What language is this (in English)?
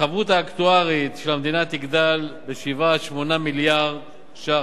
Hebrew